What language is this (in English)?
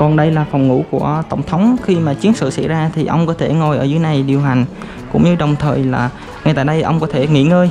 Vietnamese